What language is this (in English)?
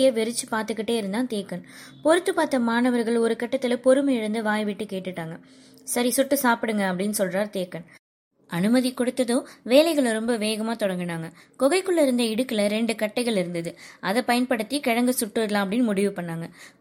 Tamil